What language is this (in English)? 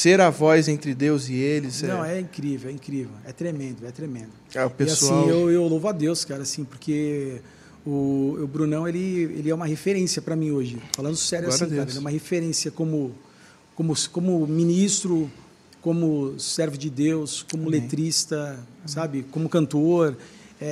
Portuguese